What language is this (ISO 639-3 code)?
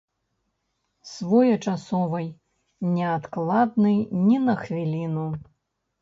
bel